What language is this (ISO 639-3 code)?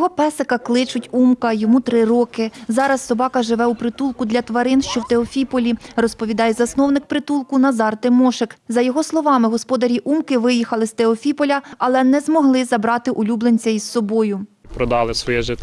ukr